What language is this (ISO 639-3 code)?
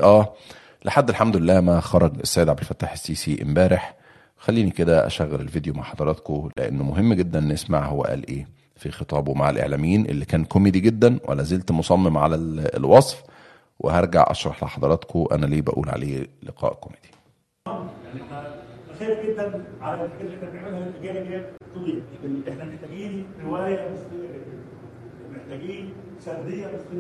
ara